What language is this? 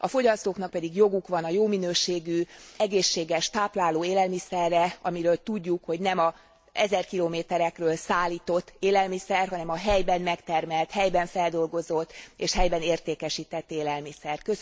Hungarian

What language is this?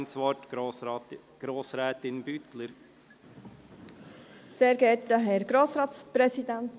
Swiss German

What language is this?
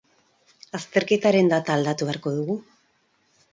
Basque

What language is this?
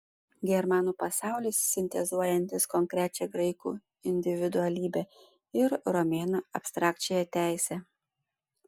Lithuanian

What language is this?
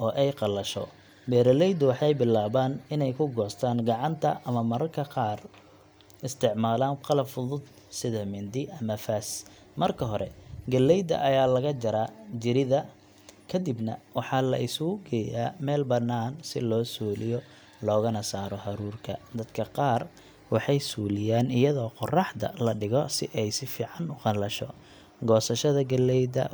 Somali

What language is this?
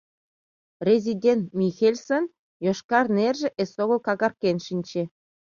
Mari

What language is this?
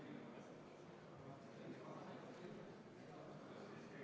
Estonian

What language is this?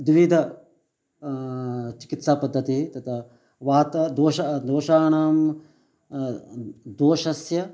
Sanskrit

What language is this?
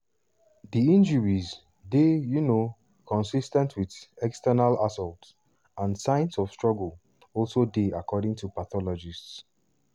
Nigerian Pidgin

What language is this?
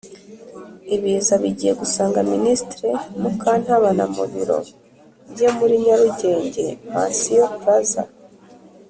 Kinyarwanda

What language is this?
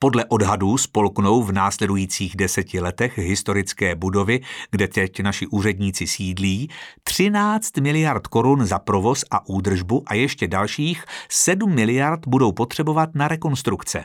Czech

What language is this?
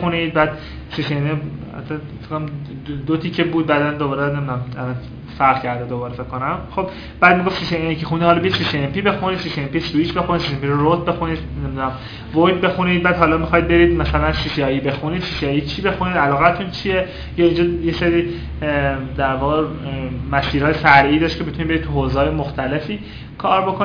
Persian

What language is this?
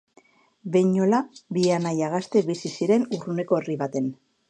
Basque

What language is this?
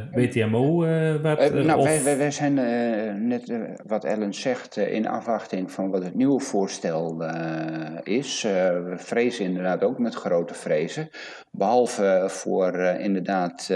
Dutch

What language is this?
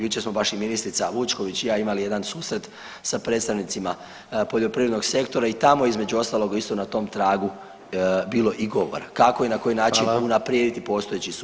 Croatian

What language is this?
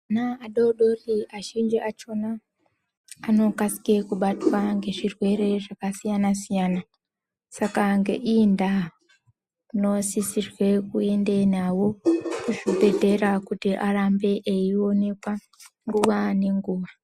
Ndau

